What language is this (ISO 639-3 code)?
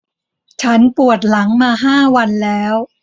tha